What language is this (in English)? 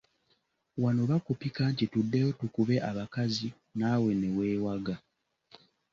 Ganda